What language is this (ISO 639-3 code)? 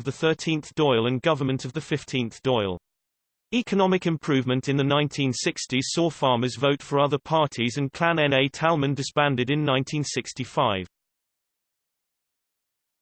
eng